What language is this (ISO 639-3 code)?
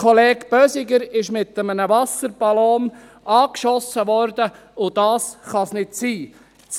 gsw